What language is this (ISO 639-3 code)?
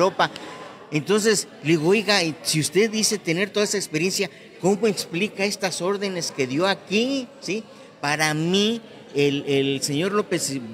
spa